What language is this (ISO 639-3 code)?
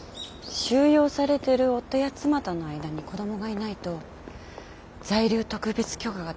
jpn